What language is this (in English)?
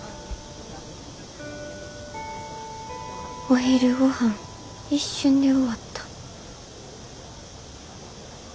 Japanese